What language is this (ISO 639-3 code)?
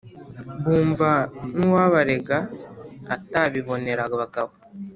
kin